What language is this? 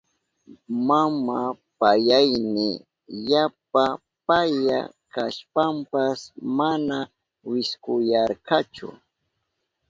Southern Pastaza Quechua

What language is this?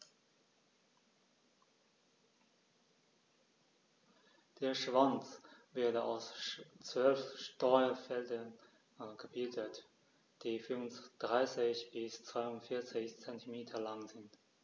German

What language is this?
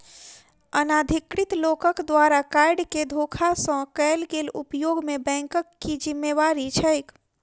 Maithili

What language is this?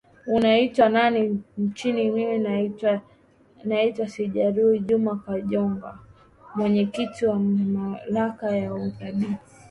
Swahili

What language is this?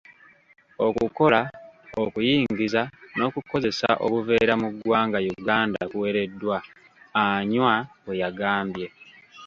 Ganda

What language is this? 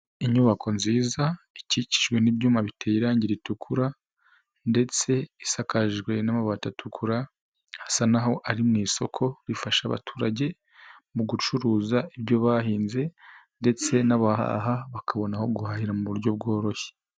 Kinyarwanda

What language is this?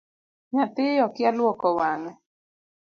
Luo (Kenya and Tanzania)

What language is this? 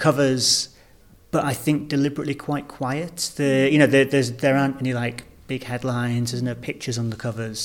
English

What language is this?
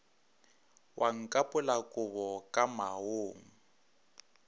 Northern Sotho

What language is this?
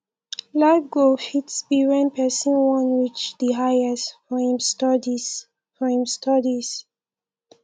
Nigerian Pidgin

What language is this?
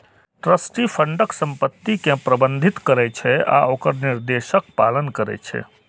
Maithili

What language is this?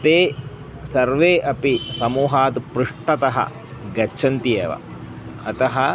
Sanskrit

